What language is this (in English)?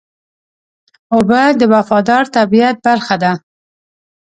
Pashto